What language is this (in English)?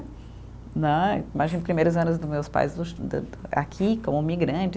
Portuguese